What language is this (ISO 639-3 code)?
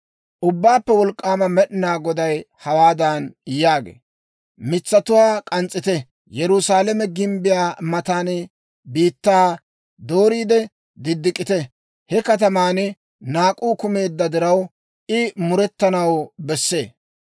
dwr